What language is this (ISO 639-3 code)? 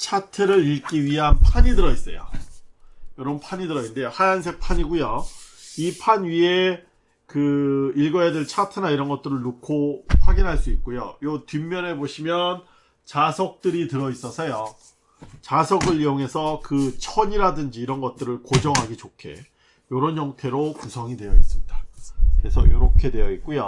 kor